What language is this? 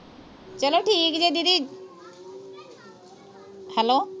Punjabi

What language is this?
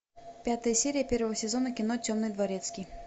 Russian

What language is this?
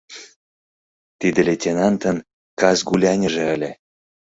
Mari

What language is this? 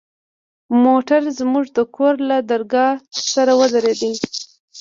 Pashto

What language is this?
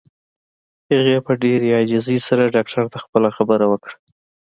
Pashto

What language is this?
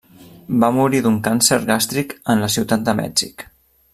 Catalan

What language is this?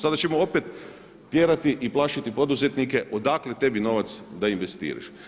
Croatian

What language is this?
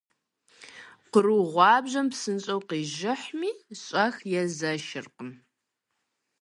Kabardian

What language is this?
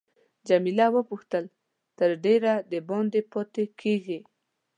Pashto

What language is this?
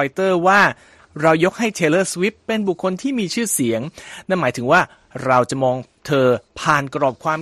Thai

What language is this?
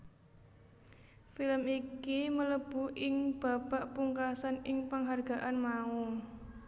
Javanese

